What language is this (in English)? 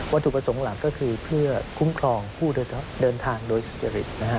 Thai